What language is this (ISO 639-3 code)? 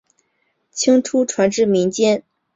zho